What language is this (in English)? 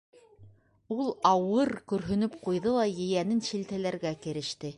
Bashkir